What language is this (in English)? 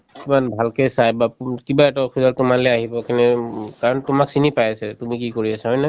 Assamese